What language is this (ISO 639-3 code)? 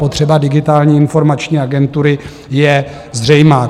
ces